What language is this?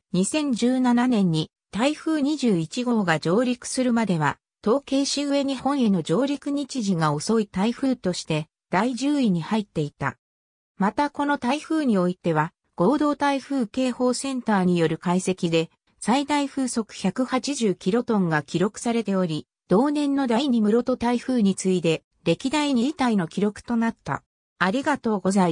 Japanese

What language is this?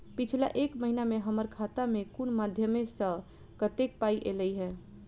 Maithili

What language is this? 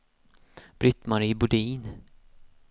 Swedish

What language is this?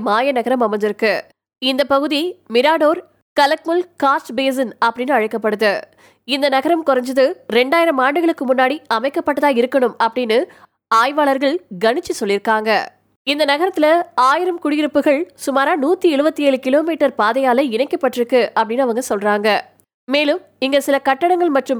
Tamil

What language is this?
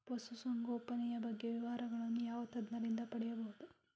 Kannada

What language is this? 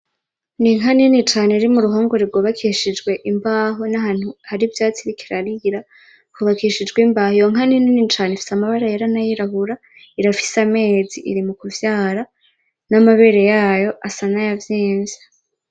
Rundi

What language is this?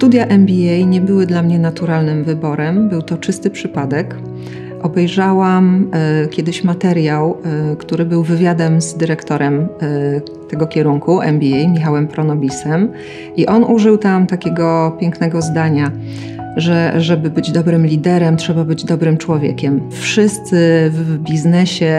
Polish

